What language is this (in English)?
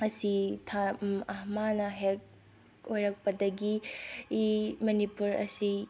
Manipuri